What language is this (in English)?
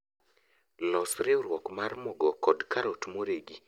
Luo (Kenya and Tanzania)